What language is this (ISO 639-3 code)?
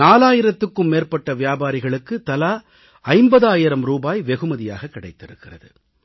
tam